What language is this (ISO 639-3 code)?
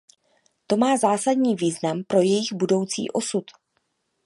ces